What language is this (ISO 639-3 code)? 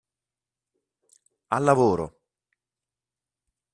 ita